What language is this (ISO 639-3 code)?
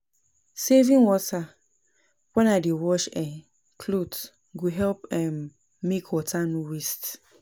pcm